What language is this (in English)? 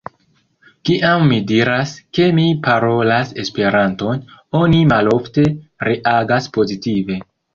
Esperanto